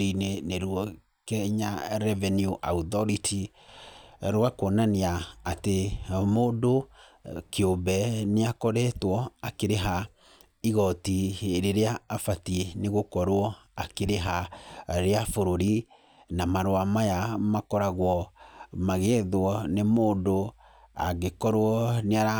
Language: Kikuyu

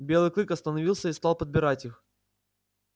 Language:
Russian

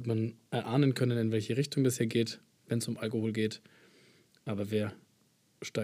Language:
German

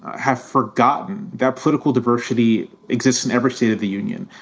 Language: English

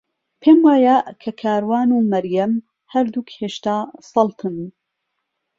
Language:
Central Kurdish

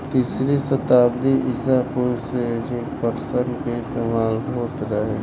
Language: Bhojpuri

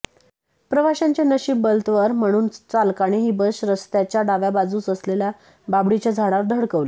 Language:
Marathi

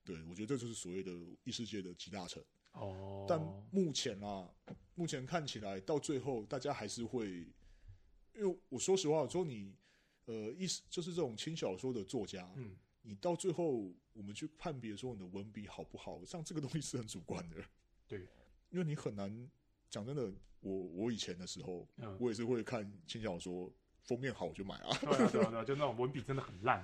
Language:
Chinese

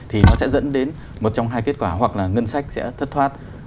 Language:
Vietnamese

